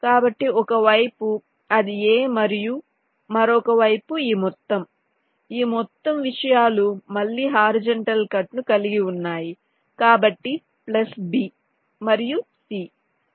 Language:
Telugu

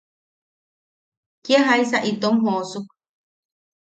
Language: Yaqui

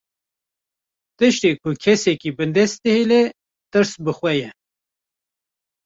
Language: Kurdish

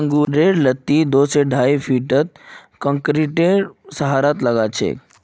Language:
Magahi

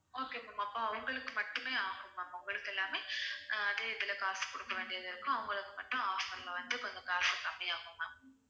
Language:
Tamil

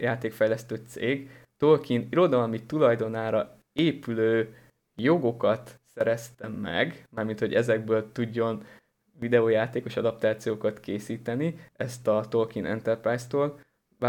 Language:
Hungarian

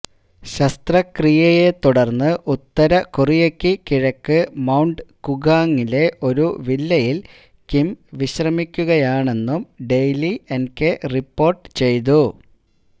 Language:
Malayalam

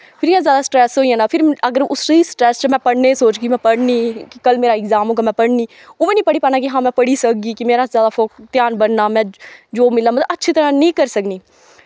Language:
Dogri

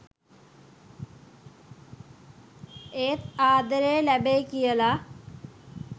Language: Sinhala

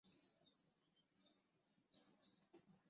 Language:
Chinese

